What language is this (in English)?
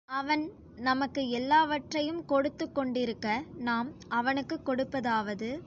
Tamil